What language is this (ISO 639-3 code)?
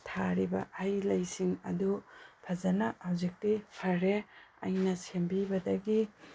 mni